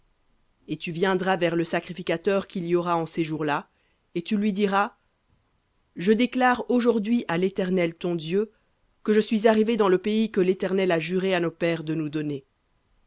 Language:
French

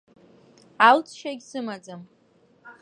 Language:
Abkhazian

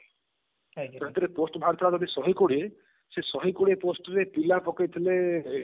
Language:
Odia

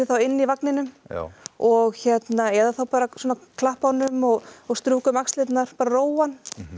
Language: Icelandic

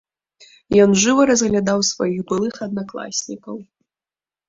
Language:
Belarusian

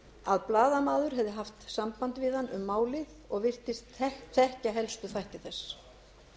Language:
Icelandic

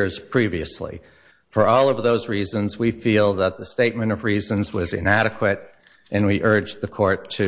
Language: English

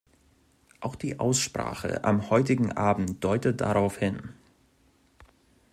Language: German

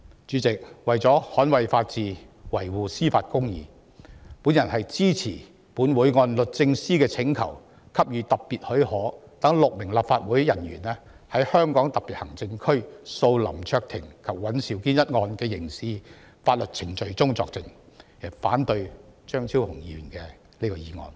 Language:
Cantonese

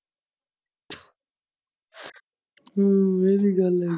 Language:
Punjabi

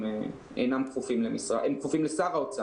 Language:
Hebrew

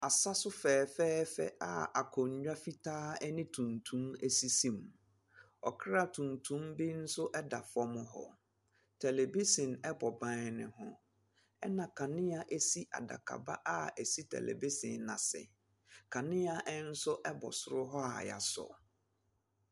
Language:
Akan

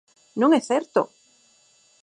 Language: Galician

